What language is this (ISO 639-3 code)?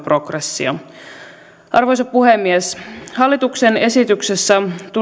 fin